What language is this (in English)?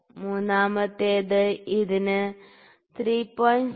Malayalam